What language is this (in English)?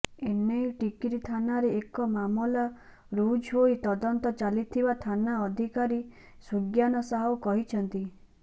Odia